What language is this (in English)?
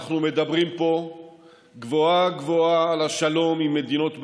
Hebrew